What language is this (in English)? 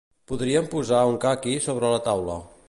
Catalan